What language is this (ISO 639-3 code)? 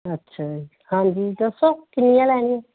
pan